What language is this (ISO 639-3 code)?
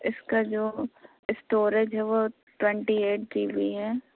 urd